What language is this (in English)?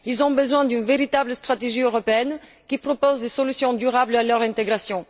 French